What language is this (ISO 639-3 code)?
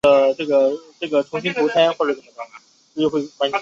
zho